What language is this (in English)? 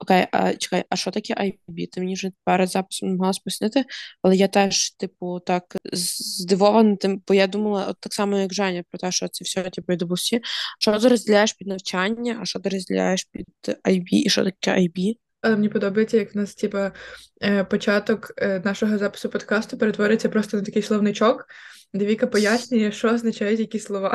Ukrainian